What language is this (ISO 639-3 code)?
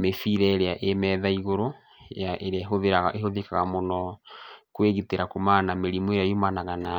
kik